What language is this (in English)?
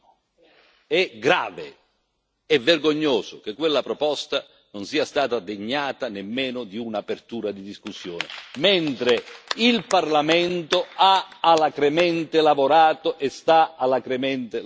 Italian